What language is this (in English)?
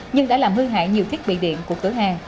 Vietnamese